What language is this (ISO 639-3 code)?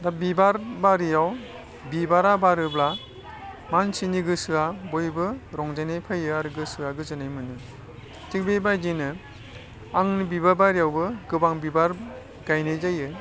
brx